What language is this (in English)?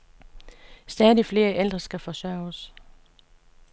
Danish